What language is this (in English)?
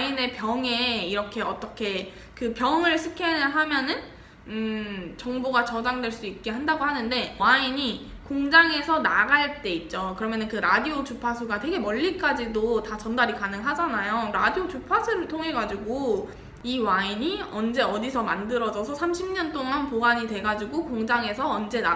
Korean